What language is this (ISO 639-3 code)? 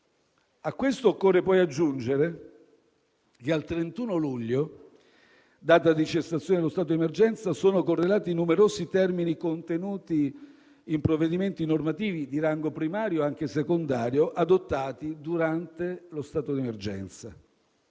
ita